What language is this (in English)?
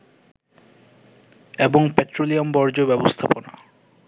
Bangla